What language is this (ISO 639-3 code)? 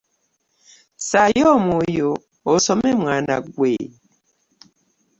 lug